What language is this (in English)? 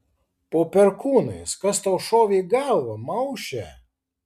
Lithuanian